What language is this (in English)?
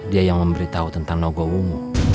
Indonesian